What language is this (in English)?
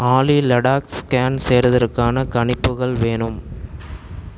Tamil